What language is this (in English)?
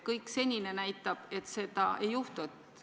Estonian